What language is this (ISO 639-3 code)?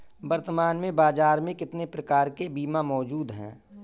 hin